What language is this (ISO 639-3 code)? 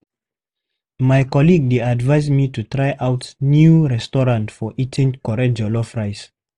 pcm